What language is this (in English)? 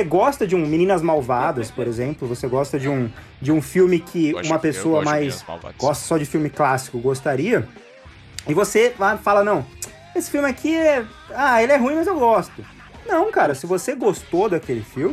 Portuguese